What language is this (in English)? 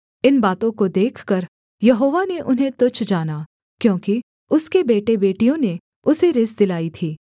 Hindi